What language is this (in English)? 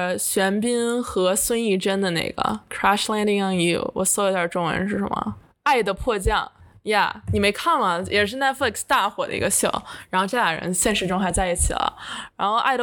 Chinese